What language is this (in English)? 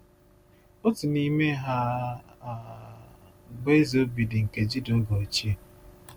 Igbo